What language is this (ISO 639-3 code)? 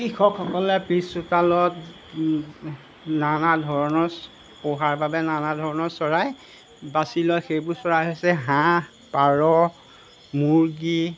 asm